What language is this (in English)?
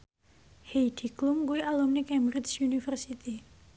Javanese